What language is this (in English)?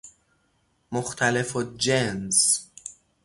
Persian